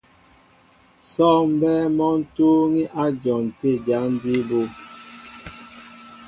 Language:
Mbo (Cameroon)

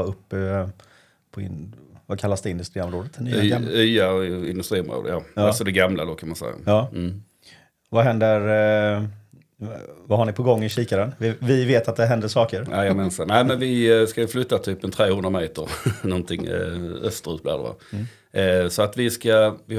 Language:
Swedish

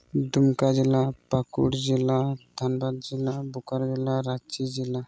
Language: Santali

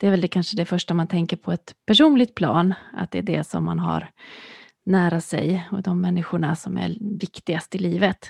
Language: Swedish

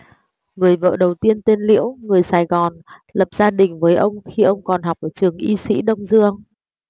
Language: Vietnamese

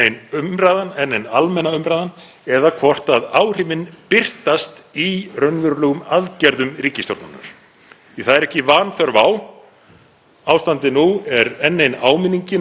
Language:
Icelandic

